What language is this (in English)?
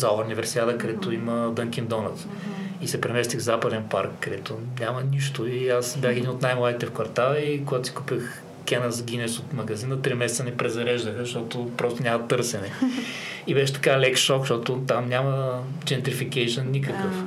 Bulgarian